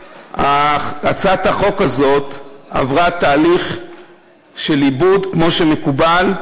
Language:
Hebrew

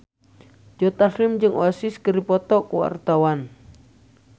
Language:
Sundanese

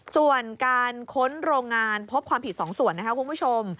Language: Thai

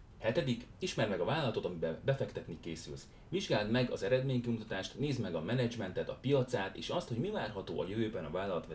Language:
Hungarian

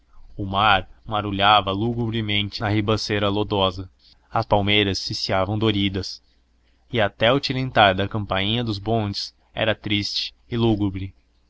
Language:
Portuguese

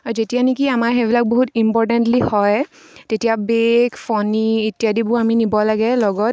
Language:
Assamese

